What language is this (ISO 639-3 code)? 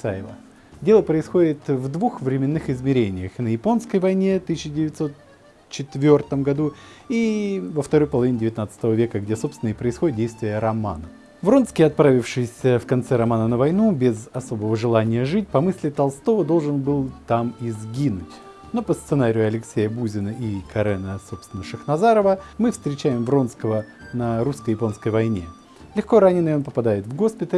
rus